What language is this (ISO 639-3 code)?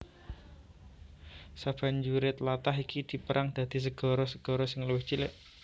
jav